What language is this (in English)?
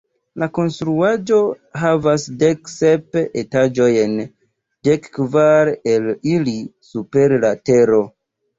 Esperanto